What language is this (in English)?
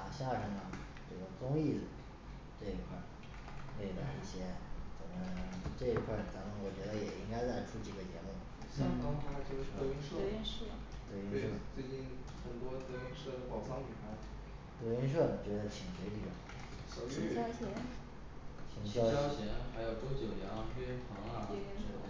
Chinese